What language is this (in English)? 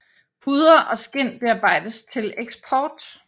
Danish